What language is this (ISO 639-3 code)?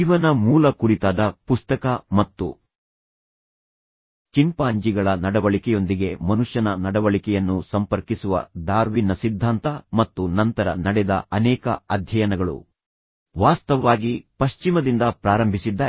kan